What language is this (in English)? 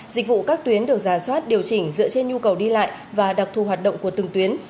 Vietnamese